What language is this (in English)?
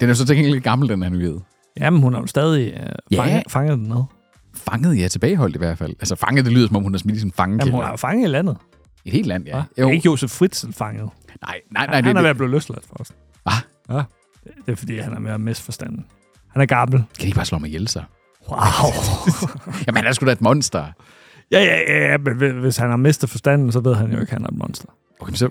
Danish